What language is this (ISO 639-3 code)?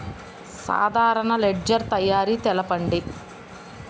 tel